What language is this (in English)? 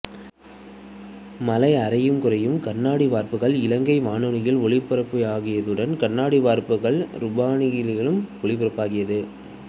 Tamil